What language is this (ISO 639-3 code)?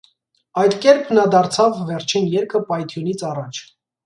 hye